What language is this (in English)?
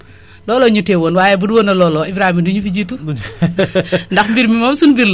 Wolof